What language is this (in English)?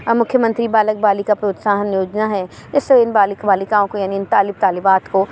Urdu